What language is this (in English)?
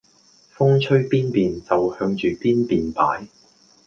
Cantonese